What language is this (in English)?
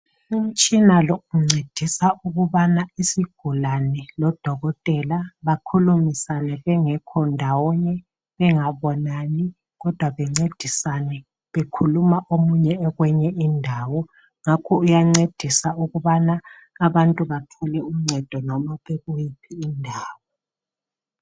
North Ndebele